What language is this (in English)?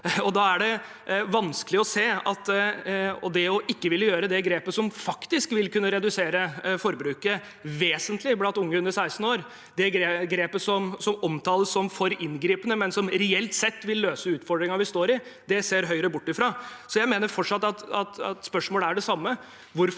Norwegian